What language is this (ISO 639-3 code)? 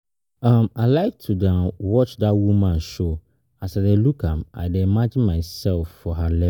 pcm